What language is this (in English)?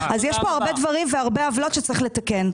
Hebrew